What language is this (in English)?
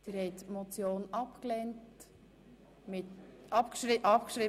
Swiss German